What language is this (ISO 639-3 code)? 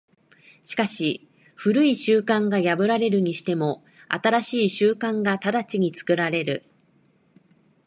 jpn